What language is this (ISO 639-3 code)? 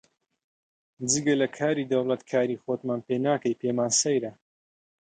ckb